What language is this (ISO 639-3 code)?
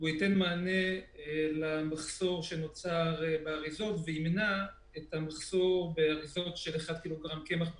heb